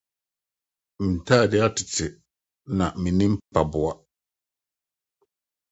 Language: Akan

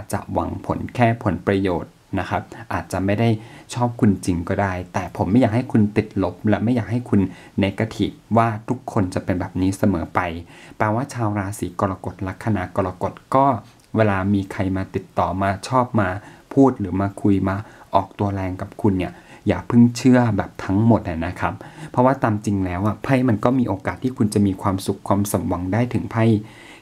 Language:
Thai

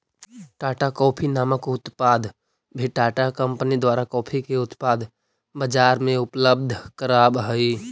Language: Magahi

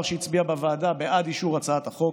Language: Hebrew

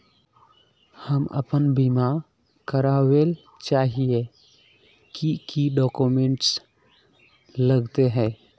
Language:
Magahi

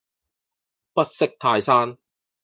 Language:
Cantonese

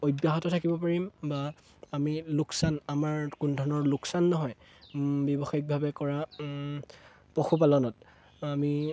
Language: Assamese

